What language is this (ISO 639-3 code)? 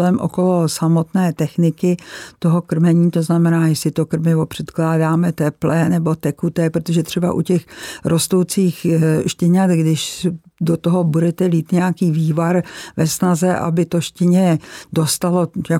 ces